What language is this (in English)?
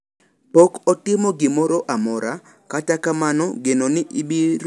Luo (Kenya and Tanzania)